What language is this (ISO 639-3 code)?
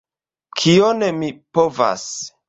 epo